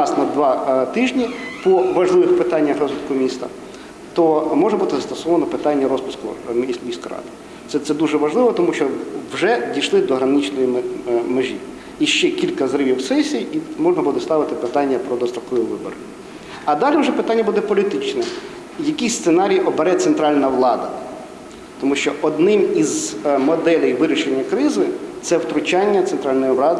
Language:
Ukrainian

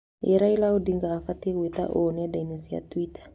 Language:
Kikuyu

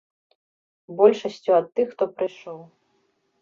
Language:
Belarusian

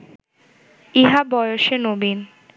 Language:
Bangla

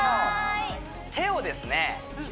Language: Japanese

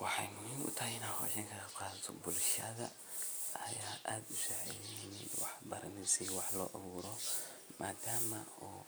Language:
Somali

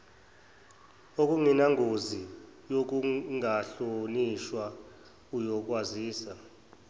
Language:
Zulu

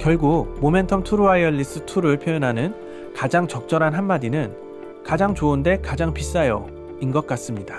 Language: Korean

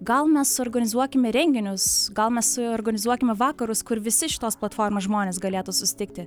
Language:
Lithuanian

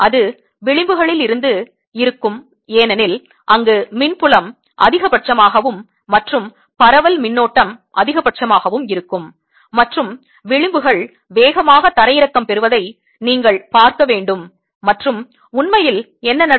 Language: Tamil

